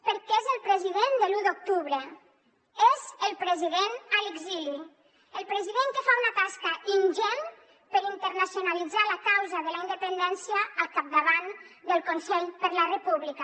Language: Catalan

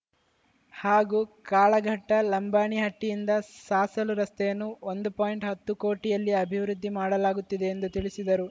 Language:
Kannada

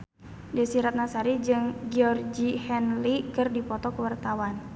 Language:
Sundanese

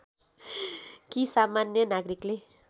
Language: Nepali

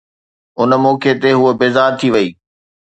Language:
Sindhi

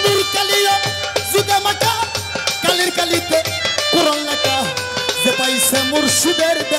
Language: Arabic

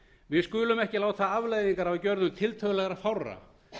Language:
Icelandic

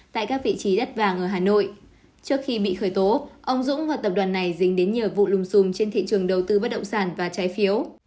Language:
Vietnamese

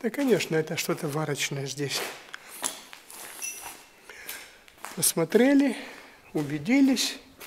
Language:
Russian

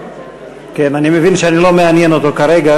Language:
Hebrew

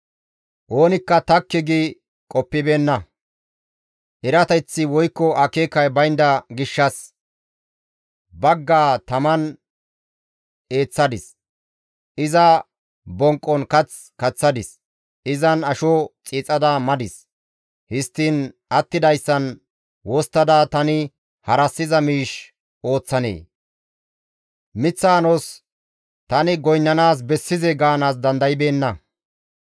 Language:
Gamo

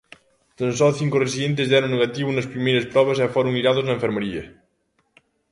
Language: Galician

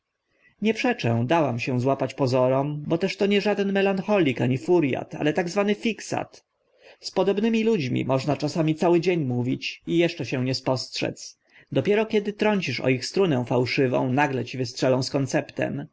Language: Polish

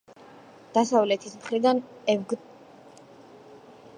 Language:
Georgian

